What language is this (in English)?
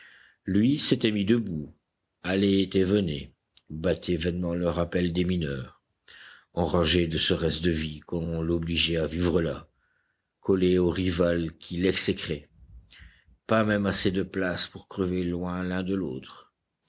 French